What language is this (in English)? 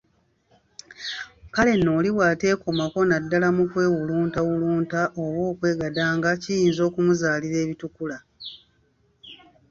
Ganda